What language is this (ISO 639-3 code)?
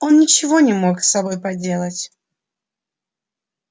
rus